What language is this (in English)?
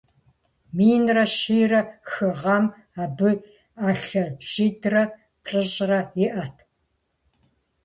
Kabardian